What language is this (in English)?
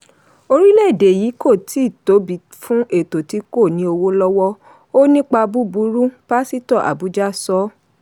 Yoruba